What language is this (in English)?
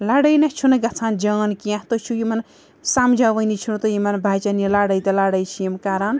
Kashmiri